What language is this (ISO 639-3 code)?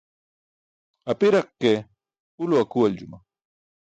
bsk